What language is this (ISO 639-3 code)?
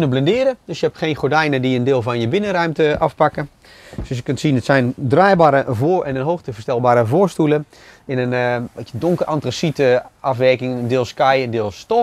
nld